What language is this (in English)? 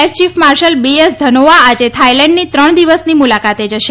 Gujarati